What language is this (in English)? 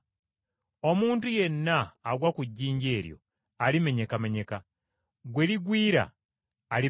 Ganda